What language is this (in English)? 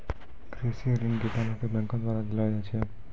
Maithili